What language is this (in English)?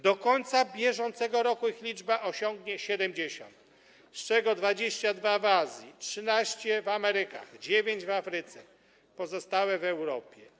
Polish